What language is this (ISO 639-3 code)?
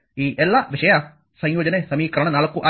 kan